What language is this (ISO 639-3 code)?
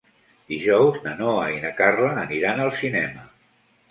cat